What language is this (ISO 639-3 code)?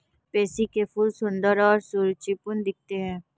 hin